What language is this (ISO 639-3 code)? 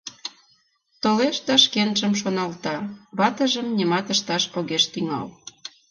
chm